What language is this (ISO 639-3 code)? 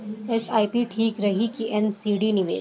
bho